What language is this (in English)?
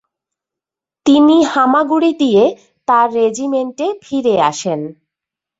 Bangla